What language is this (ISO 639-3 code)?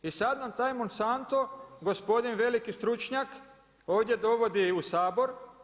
hrv